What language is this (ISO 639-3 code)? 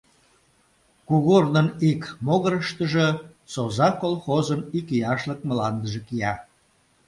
chm